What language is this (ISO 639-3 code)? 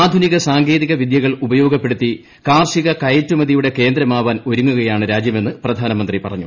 mal